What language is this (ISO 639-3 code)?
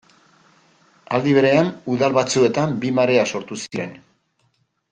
eus